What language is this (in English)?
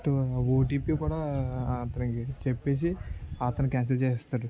Telugu